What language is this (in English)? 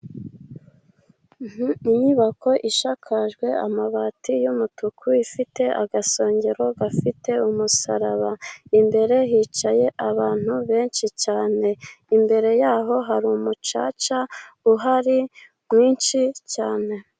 Kinyarwanda